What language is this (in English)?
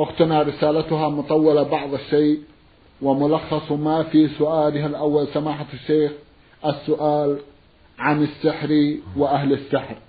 Arabic